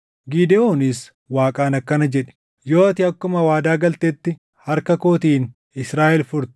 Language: Oromo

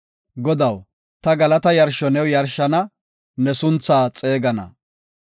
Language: Gofa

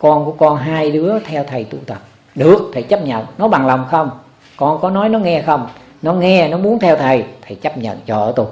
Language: Vietnamese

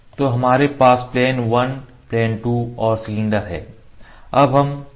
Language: Hindi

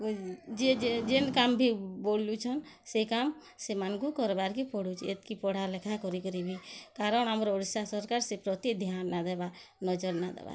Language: Odia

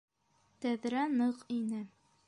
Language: Bashkir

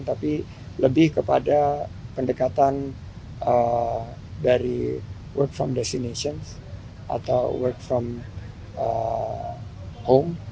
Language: Indonesian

